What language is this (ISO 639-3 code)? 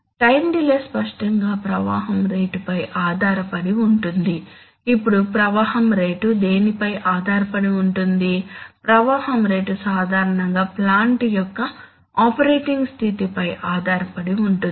tel